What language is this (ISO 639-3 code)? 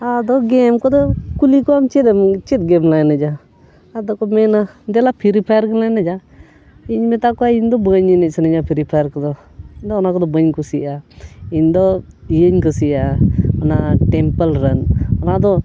sat